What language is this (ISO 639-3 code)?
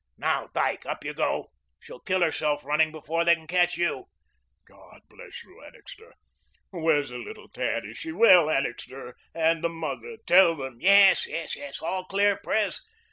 eng